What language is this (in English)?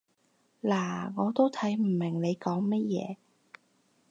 Cantonese